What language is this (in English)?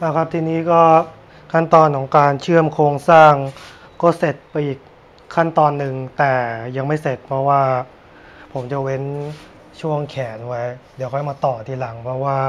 Thai